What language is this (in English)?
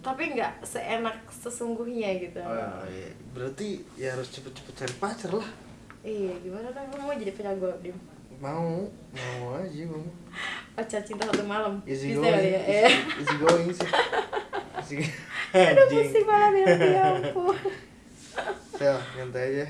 Indonesian